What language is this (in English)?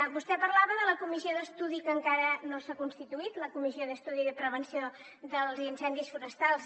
Catalan